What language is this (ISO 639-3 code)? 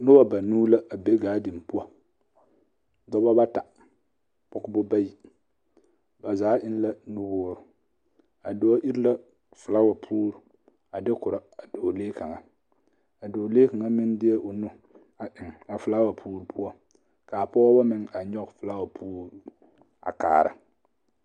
dga